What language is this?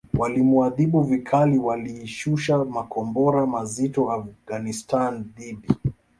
Swahili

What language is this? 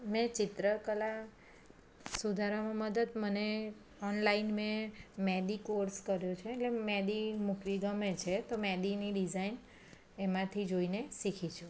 Gujarati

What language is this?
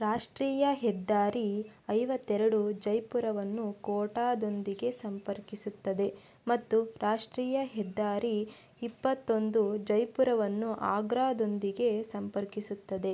Kannada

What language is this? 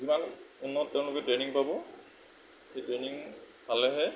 Assamese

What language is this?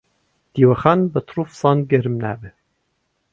Central Kurdish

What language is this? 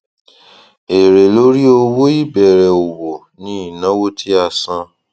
Yoruba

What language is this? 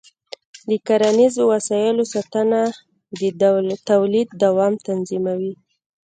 Pashto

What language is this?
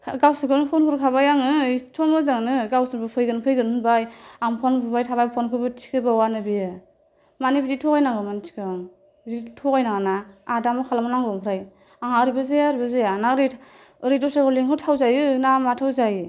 Bodo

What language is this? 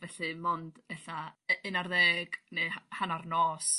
Welsh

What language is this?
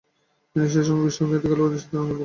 Bangla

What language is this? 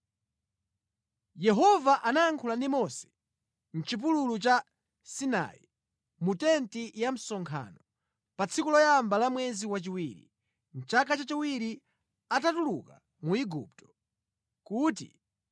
Nyanja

